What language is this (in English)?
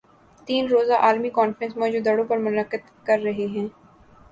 Urdu